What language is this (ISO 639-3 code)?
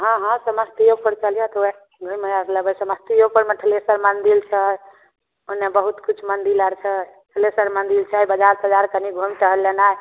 mai